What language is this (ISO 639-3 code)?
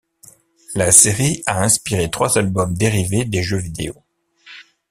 fra